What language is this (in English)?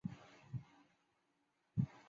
Chinese